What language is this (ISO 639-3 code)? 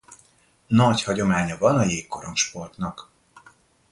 hun